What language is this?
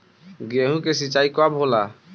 Bhojpuri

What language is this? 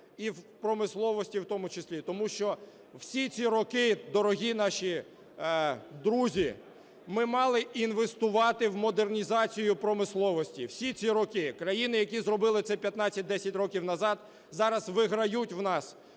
Ukrainian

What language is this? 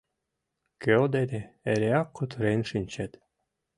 Mari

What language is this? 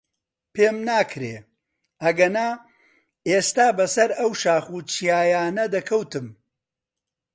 Central Kurdish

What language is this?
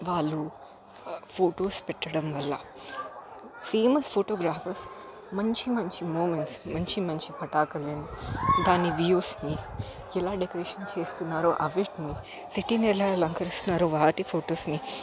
Telugu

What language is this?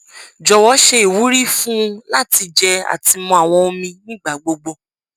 Yoruba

